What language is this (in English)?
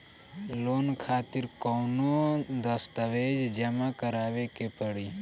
Bhojpuri